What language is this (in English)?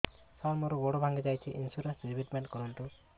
Odia